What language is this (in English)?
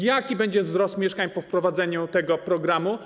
Polish